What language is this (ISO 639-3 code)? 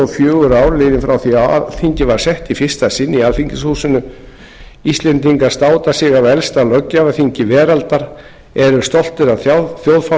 isl